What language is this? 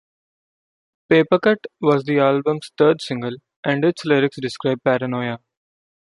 English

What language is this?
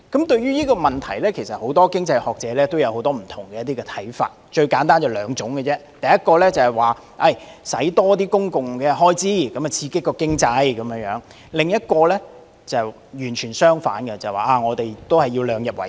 Cantonese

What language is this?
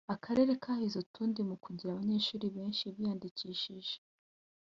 Kinyarwanda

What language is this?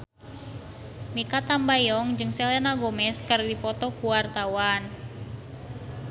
Sundanese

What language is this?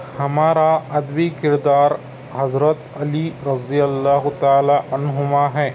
Urdu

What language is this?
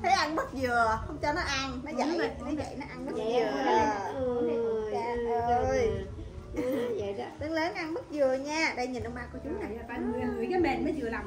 Vietnamese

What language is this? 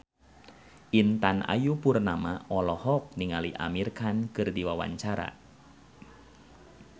Sundanese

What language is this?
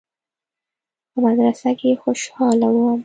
Pashto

